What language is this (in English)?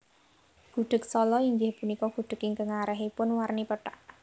Javanese